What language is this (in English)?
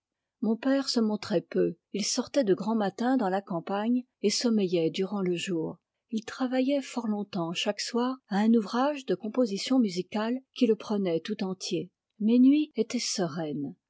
French